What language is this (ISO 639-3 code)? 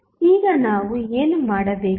kan